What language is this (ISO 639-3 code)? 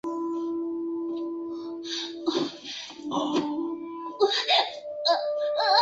zho